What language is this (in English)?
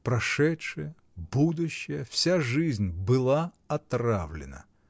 Russian